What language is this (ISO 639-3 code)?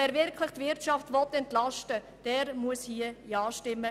gsw